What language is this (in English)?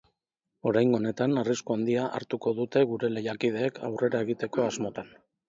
Basque